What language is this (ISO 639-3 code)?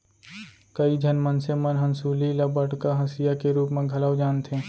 hne